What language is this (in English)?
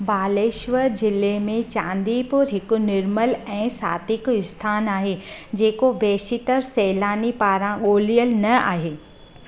Sindhi